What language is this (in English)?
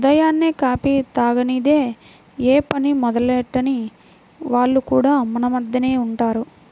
Telugu